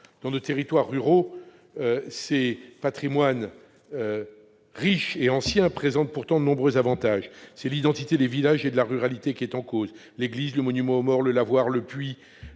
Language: French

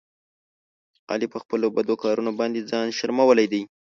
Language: Pashto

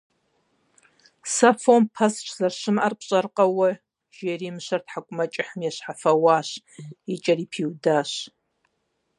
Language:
Kabardian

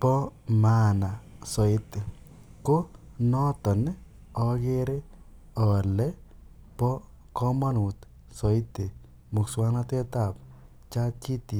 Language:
Kalenjin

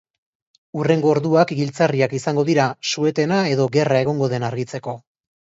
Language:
Basque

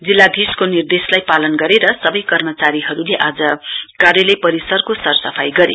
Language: Nepali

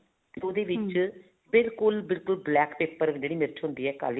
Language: Punjabi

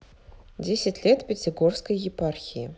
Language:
Russian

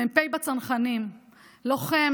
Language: Hebrew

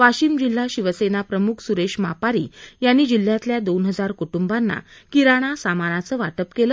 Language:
Marathi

